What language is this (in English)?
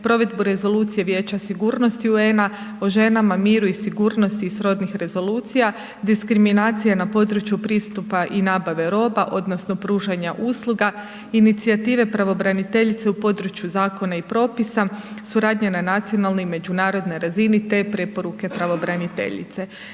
Croatian